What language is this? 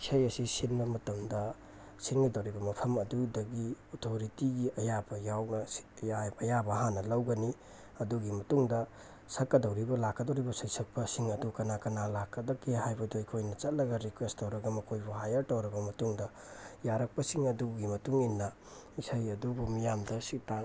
Manipuri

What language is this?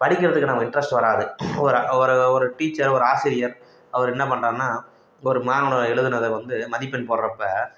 Tamil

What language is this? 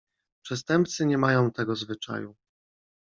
Polish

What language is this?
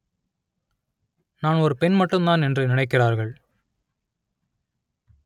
Tamil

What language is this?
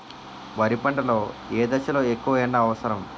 Telugu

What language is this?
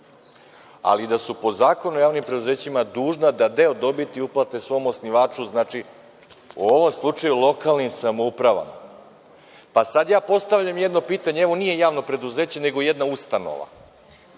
Serbian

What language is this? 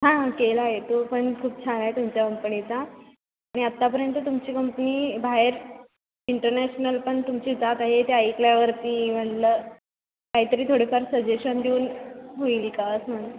Marathi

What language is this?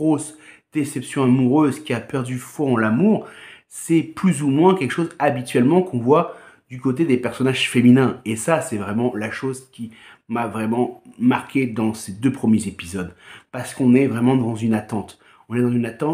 French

